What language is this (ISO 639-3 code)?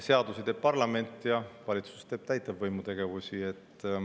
est